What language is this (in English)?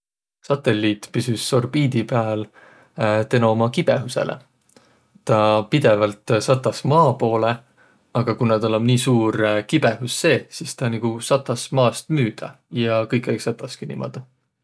Võro